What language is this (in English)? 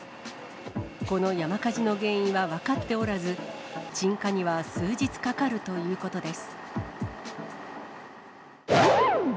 Japanese